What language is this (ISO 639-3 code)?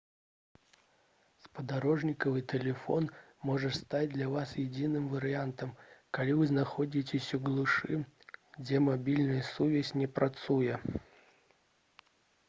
bel